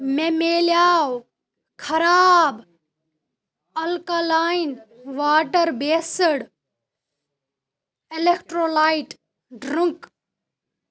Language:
Kashmiri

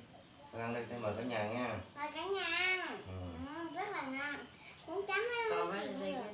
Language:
Vietnamese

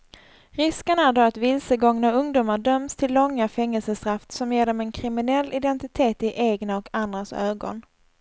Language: Swedish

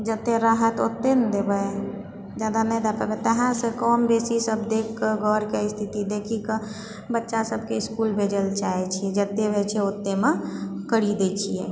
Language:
Maithili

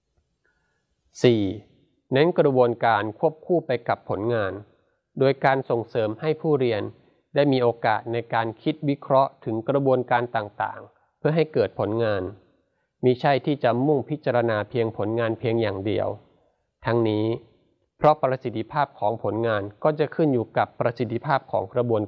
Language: Thai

